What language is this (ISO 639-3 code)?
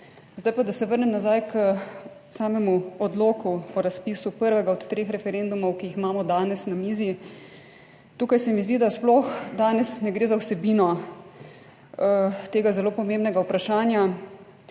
slv